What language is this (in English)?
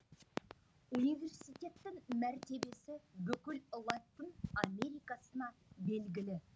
Kazakh